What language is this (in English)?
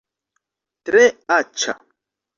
Esperanto